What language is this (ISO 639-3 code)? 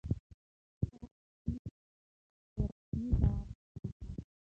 pus